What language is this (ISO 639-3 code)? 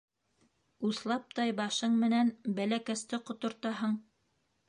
bak